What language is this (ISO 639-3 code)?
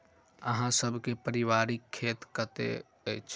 mai